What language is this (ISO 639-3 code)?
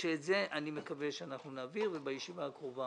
heb